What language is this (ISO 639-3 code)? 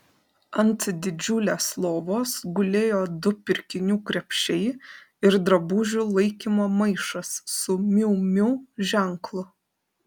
lit